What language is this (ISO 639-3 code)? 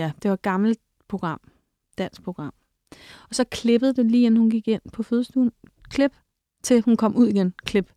dan